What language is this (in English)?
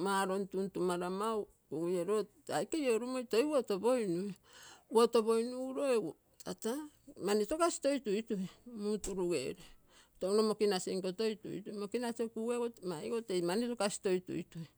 Terei